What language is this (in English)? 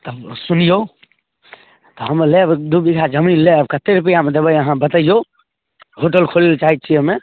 Maithili